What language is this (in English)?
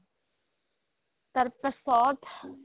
Assamese